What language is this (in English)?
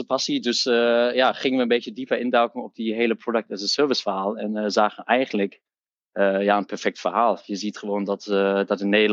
Dutch